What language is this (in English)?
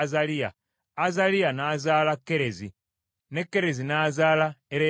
Ganda